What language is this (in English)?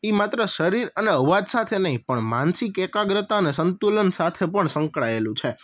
Gujarati